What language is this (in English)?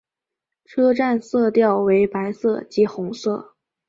Chinese